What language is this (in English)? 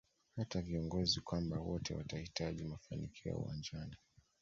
Swahili